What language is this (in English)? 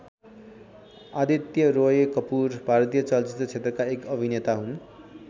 Nepali